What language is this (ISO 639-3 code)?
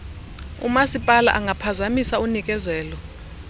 xho